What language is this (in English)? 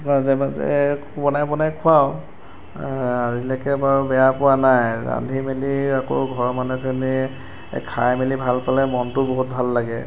Assamese